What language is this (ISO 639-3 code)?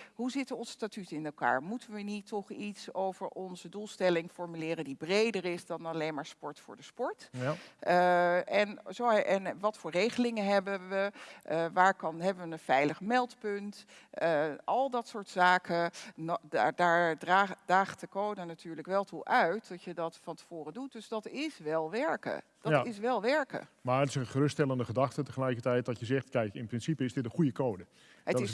nld